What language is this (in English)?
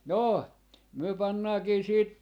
Finnish